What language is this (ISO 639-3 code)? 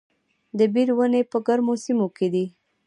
pus